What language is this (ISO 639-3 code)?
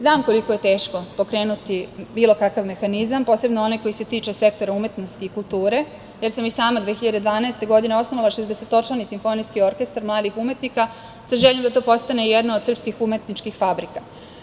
srp